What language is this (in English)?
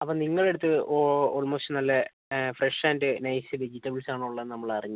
Malayalam